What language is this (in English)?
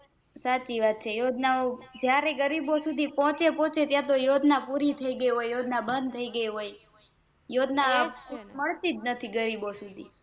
Gujarati